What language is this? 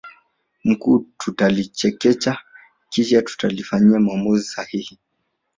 Swahili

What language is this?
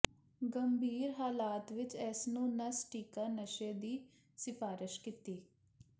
Punjabi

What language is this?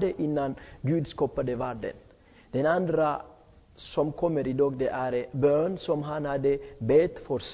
Swedish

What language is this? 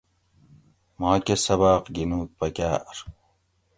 Gawri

